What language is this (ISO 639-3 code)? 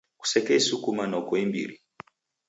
dav